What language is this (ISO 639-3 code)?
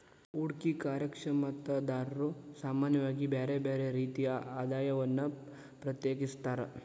kan